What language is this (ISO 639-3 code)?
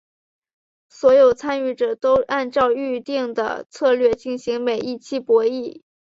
zho